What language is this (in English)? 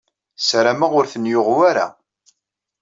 Kabyle